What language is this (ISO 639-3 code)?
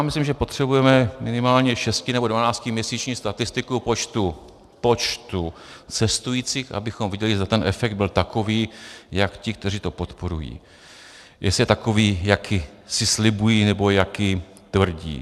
ces